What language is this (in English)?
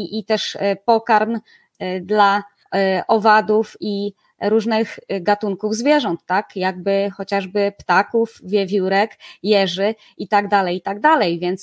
Polish